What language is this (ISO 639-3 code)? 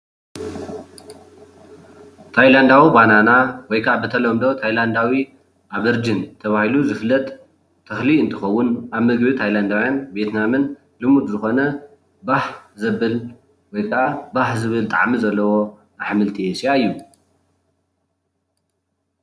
tir